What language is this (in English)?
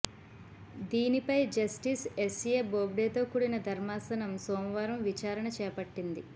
Telugu